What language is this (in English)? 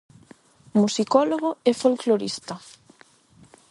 Galician